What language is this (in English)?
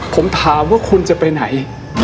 Thai